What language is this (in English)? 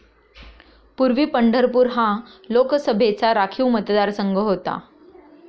Marathi